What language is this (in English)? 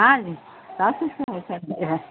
Urdu